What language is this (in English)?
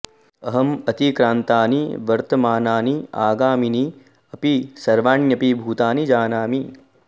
Sanskrit